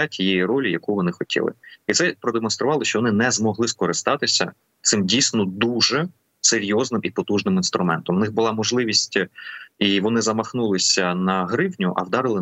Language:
Ukrainian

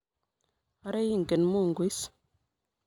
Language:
Kalenjin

